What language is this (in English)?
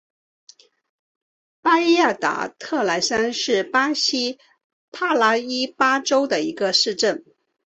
Chinese